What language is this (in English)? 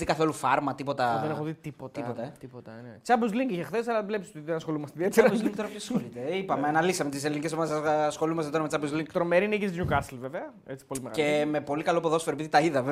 Greek